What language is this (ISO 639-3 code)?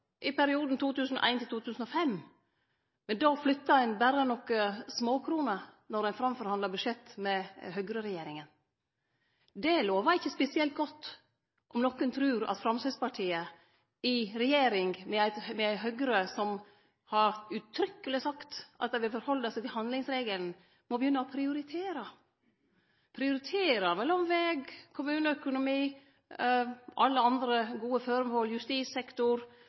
nno